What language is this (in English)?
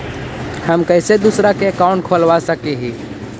Magahi